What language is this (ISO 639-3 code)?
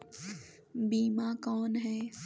hne